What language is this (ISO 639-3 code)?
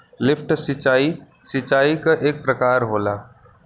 bho